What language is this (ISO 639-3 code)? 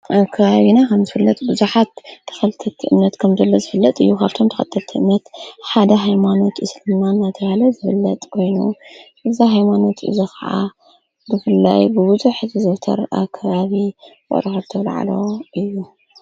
tir